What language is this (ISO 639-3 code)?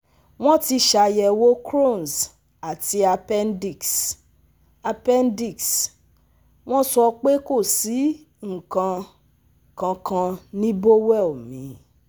yor